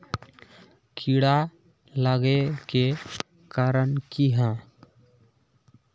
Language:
Magahi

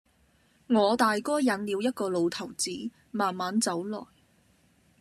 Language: Cantonese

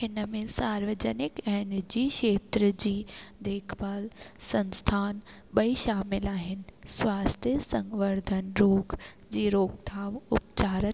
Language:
Sindhi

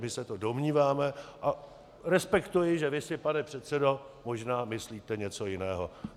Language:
Czech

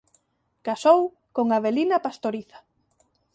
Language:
Galician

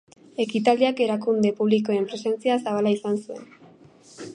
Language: Basque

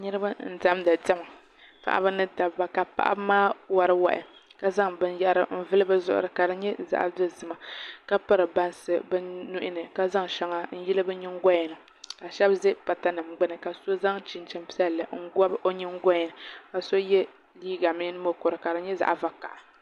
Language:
Dagbani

